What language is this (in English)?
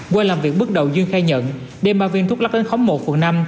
Vietnamese